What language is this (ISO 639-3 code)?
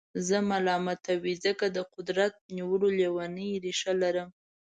pus